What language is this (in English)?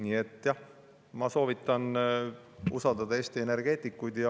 Estonian